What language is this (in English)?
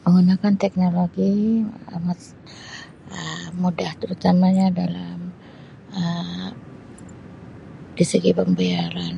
Sabah Malay